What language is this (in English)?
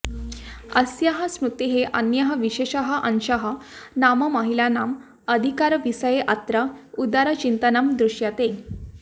Sanskrit